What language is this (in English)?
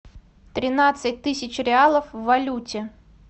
Russian